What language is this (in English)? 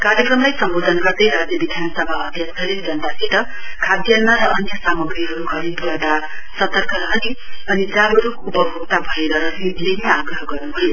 Nepali